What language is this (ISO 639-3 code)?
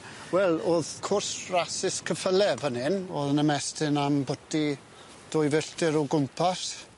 cym